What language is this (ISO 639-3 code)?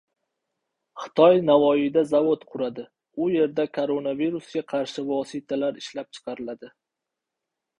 uzb